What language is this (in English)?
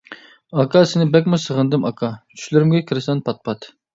Uyghur